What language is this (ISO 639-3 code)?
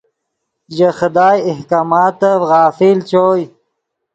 ydg